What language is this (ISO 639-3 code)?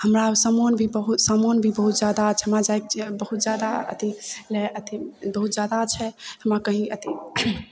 mai